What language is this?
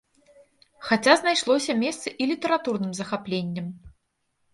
Belarusian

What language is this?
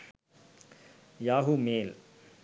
Sinhala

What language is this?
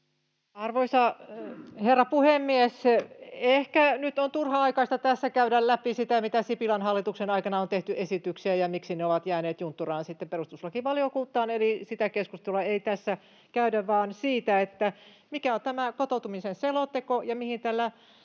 Finnish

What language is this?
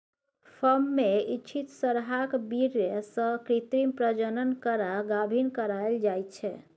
Maithili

